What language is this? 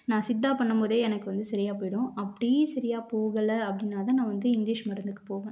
Tamil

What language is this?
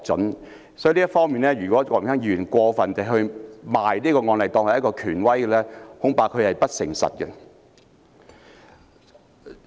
Cantonese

